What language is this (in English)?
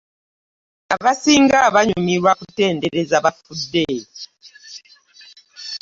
Ganda